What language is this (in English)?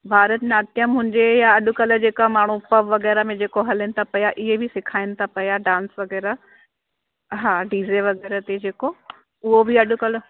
Sindhi